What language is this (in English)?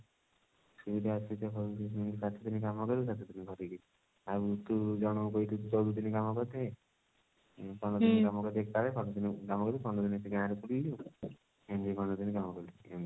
Odia